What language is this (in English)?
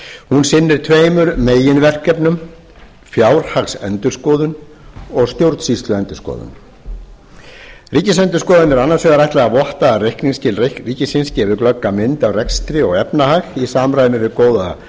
Icelandic